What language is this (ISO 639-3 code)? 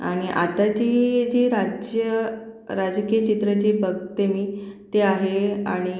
mar